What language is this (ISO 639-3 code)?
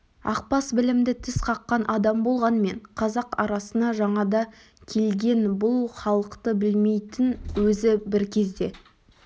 kaz